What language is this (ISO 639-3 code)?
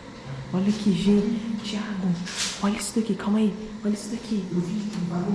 por